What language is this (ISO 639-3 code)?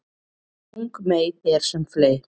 isl